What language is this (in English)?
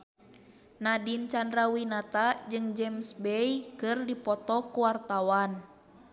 Sundanese